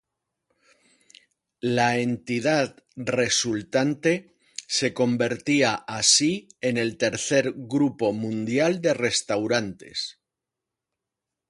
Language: Spanish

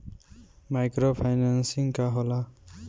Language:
Bhojpuri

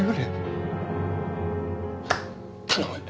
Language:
Japanese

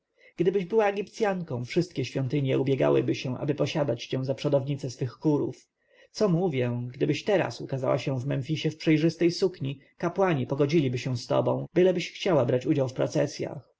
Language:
Polish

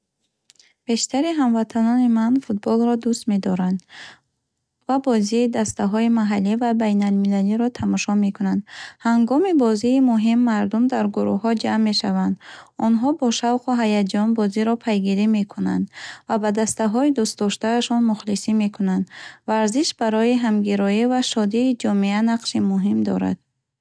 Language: Bukharic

